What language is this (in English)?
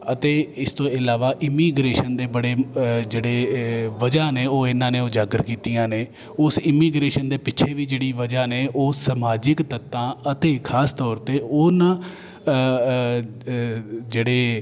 Punjabi